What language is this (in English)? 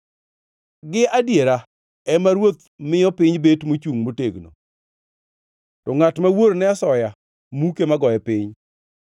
Luo (Kenya and Tanzania)